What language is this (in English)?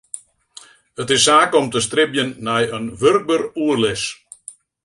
Western Frisian